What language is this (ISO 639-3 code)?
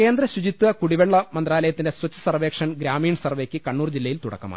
mal